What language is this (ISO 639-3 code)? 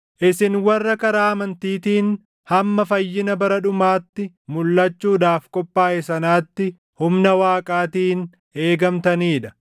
orm